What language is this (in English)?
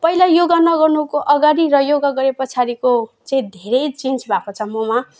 Nepali